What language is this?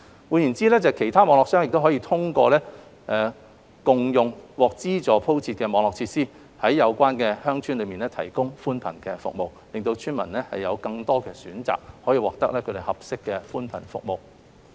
Cantonese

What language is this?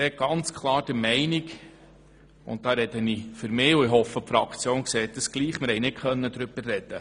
Swiss German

